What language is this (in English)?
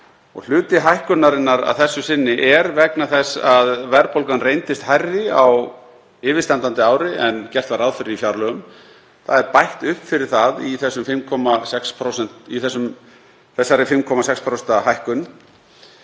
Icelandic